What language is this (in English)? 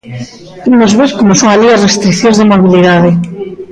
Galician